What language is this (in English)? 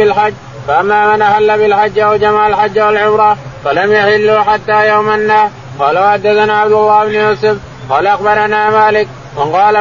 Arabic